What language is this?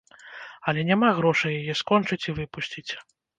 Belarusian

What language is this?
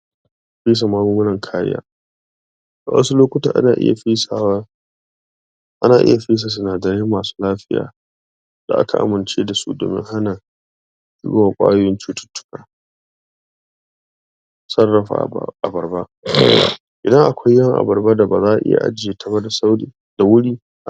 Hausa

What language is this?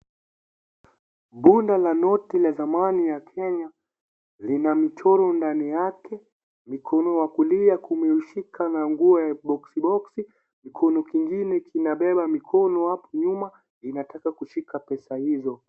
Swahili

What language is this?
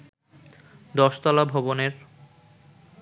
Bangla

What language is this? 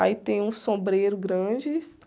Portuguese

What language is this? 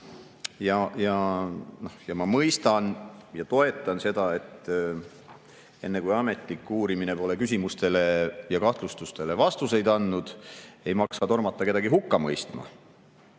Estonian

